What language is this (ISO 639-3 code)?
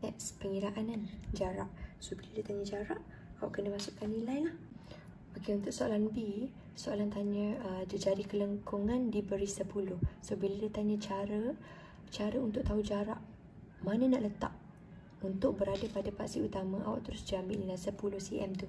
msa